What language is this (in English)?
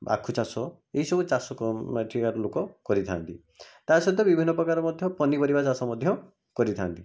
Odia